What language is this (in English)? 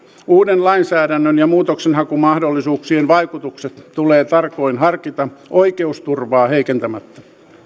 Finnish